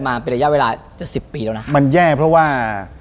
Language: Thai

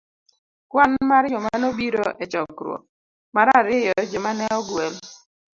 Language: Luo (Kenya and Tanzania)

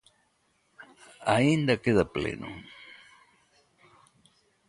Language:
Galician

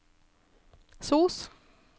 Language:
Norwegian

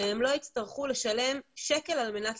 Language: Hebrew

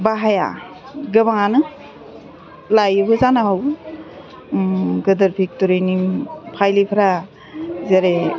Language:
Bodo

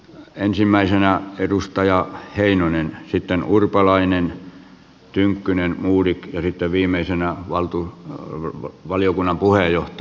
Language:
Finnish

